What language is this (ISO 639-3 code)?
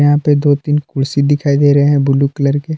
hin